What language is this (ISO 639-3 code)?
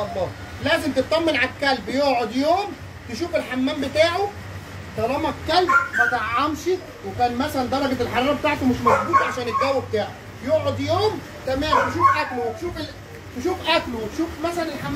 ara